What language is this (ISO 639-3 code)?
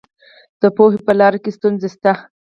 pus